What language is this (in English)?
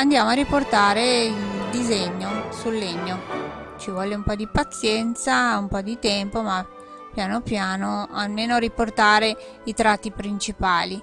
Italian